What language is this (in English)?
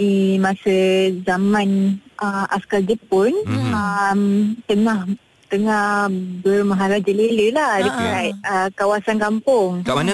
Malay